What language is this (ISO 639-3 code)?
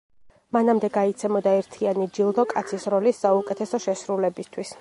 kat